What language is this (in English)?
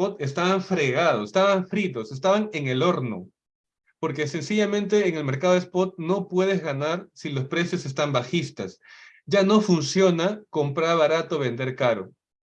Spanish